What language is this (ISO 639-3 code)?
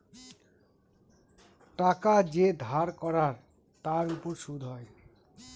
ben